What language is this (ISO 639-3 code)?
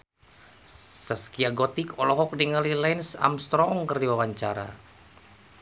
sun